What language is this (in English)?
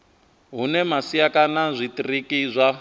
Venda